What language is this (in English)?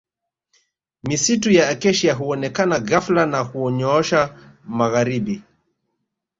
Swahili